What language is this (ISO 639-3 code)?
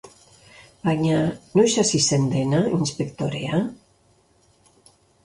eus